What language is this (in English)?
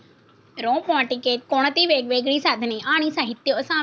Marathi